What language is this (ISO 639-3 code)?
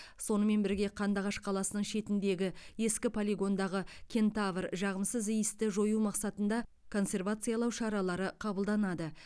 kaz